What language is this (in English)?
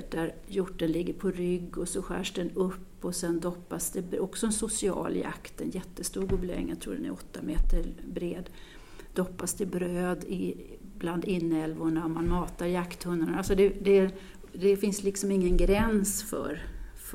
Swedish